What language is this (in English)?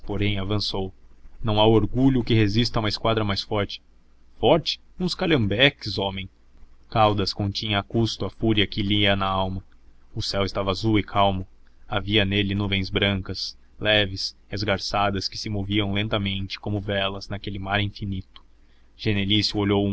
Portuguese